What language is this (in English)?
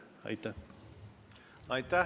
Estonian